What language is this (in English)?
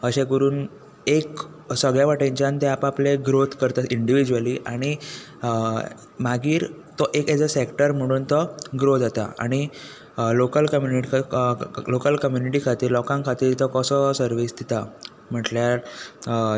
Konkani